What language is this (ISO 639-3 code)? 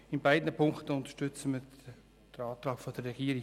gsw